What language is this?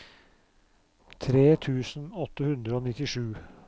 Norwegian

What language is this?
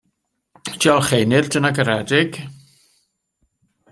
Welsh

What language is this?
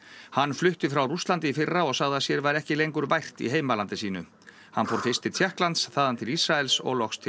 Icelandic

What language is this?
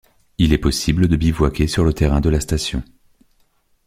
French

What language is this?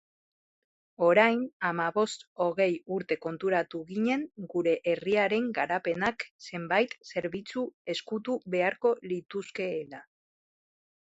Basque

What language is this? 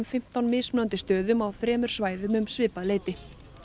Icelandic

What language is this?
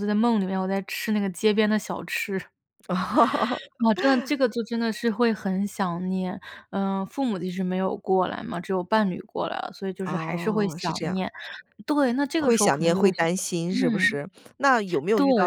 Chinese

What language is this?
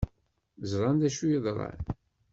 Kabyle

